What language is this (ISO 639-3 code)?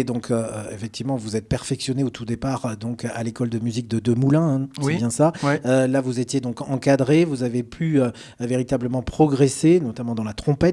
fra